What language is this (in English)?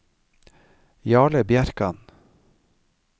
Norwegian